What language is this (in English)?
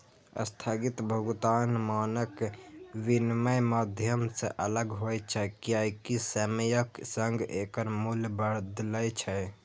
Maithili